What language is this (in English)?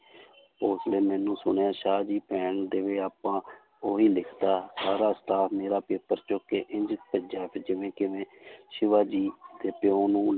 Punjabi